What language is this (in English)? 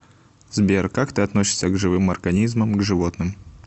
Russian